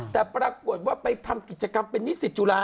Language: Thai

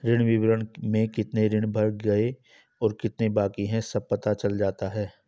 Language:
Hindi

